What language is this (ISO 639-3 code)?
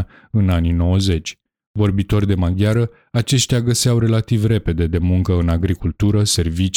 ron